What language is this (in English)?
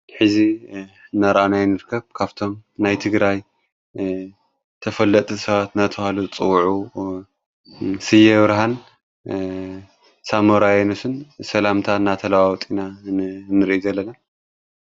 Tigrinya